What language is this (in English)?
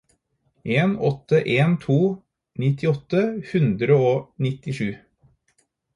Norwegian Bokmål